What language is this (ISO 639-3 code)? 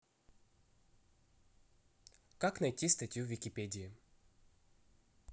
rus